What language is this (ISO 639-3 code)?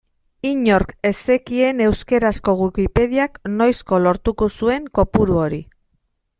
eus